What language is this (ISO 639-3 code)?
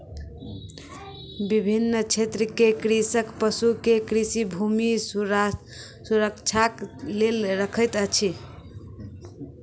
mai